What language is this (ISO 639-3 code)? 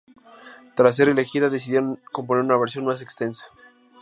spa